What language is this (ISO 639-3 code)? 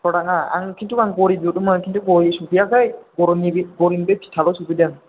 brx